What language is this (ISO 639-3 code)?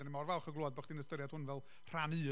cym